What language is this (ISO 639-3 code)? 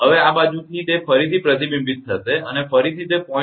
guj